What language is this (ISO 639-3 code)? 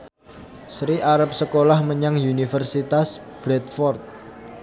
jav